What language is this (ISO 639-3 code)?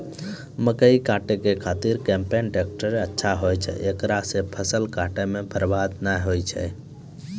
mai